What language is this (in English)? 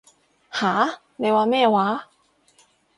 Cantonese